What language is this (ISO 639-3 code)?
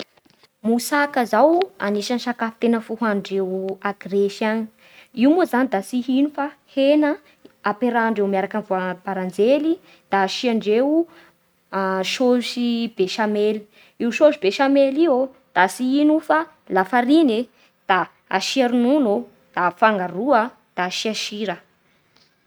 bhr